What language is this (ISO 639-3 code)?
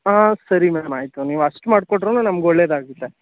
kan